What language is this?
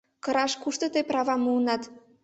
Mari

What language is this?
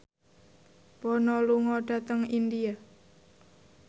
Javanese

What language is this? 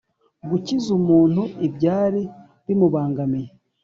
Kinyarwanda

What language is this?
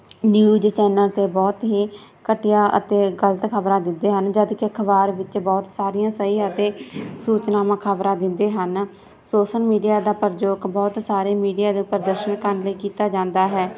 Punjabi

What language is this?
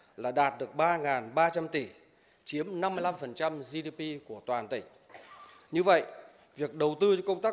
Vietnamese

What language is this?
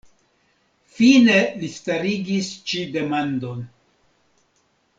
Esperanto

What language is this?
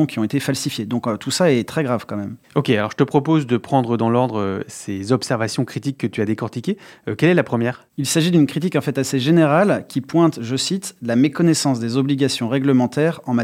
French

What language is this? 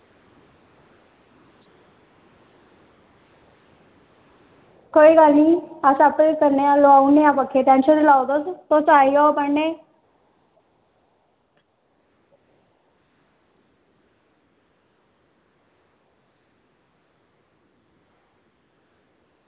Dogri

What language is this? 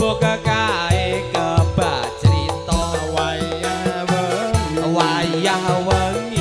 Indonesian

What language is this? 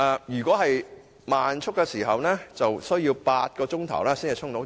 Cantonese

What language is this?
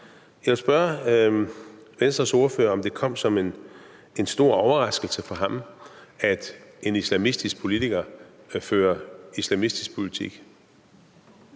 Danish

